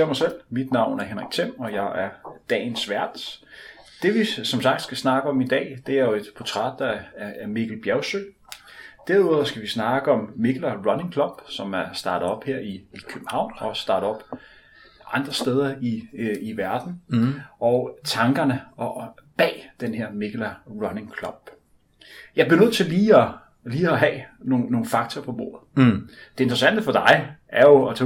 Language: Danish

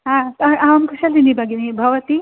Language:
Sanskrit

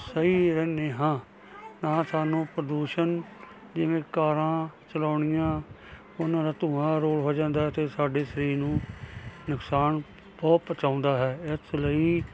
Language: Punjabi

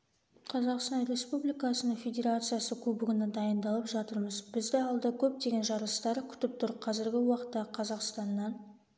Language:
Kazakh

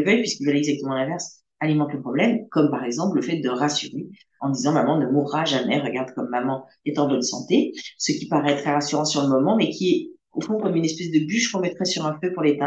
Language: French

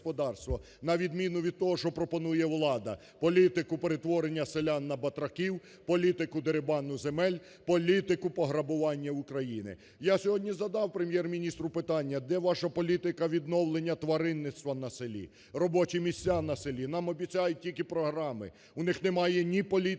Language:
Ukrainian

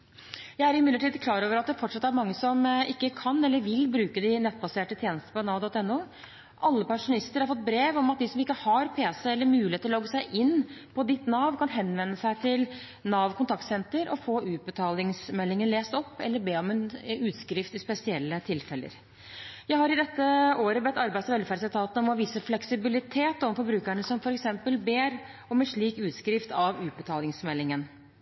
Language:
Norwegian Bokmål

